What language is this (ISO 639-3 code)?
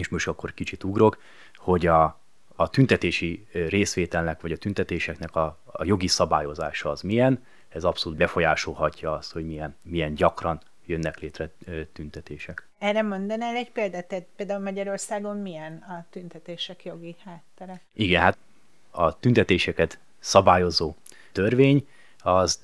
hun